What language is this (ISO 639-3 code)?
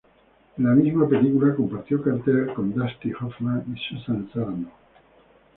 spa